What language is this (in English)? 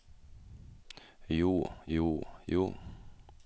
Norwegian